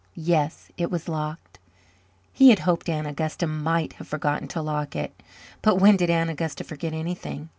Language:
English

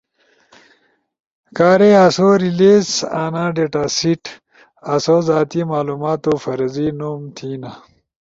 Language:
Ushojo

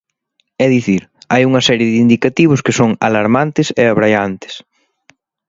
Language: Galician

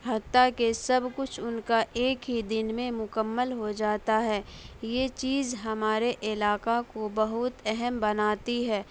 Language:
Urdu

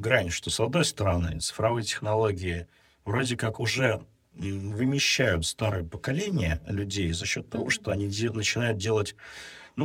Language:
Russian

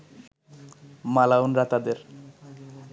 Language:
Bangla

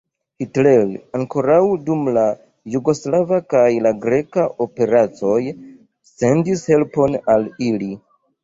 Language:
Esperanto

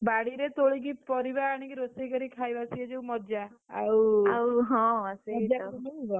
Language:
Odia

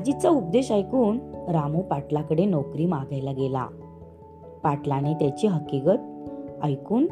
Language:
Marathi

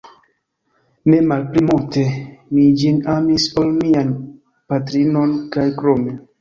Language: Esperanto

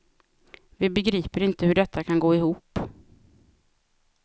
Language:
Swedish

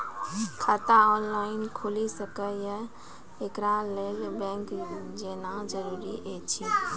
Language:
Maithili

